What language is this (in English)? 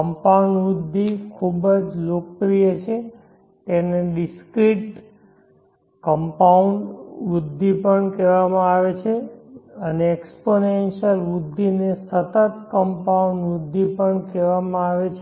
Gujarati